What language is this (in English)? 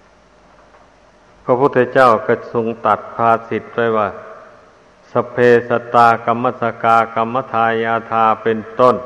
Thai